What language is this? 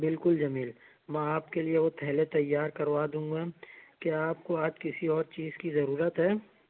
Urdu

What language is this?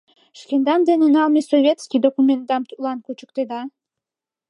Mari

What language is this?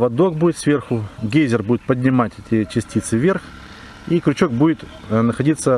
Russian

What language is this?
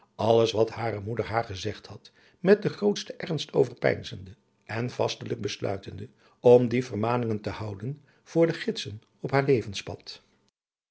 Dutch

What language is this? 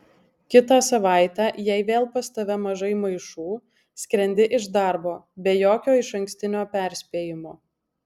Lithuanian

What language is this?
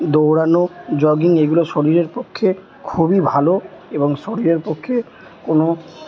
Bangla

